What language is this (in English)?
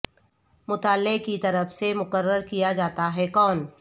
Urdu